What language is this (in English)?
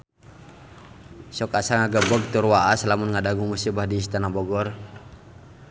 Sundanese